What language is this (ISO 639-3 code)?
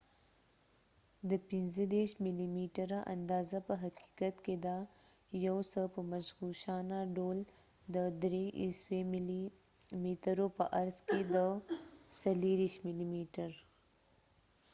pus